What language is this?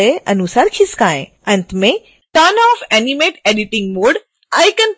Hindi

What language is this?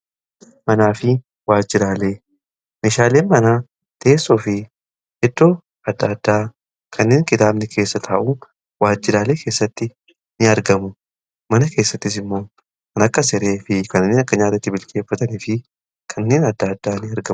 Oromo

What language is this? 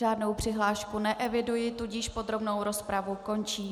Czech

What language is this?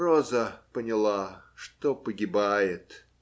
Russian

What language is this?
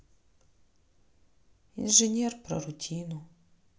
Russian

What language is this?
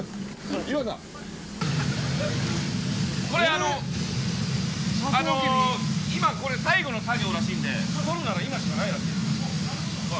Japanese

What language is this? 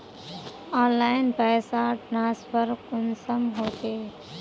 Magahi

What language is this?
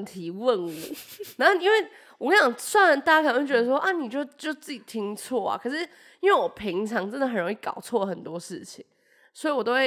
Chinese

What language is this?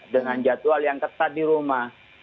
Indonesian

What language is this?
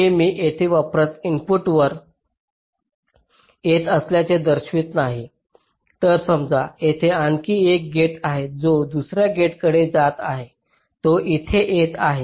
Marathi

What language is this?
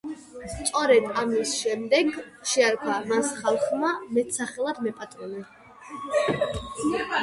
Georgian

